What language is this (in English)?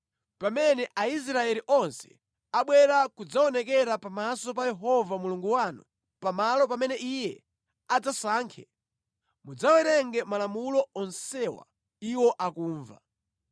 Nyanja